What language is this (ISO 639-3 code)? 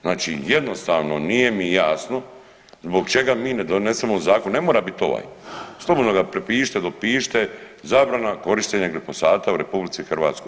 hrv